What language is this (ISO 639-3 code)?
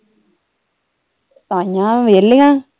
pan